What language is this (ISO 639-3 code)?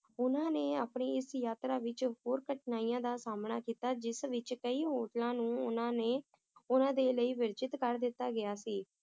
pan